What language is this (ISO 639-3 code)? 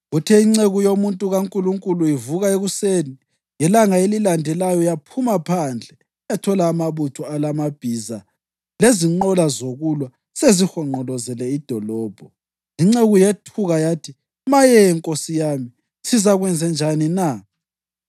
nde